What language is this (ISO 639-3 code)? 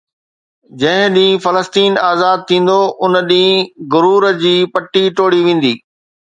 snd